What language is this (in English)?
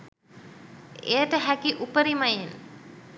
Sinhala